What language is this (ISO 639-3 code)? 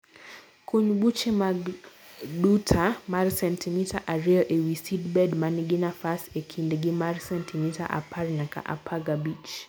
luo